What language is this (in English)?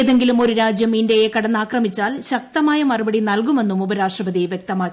Malayalam